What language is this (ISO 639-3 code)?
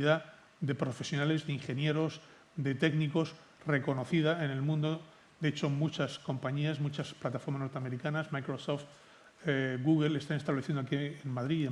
spa